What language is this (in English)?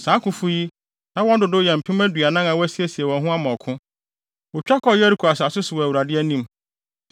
Akan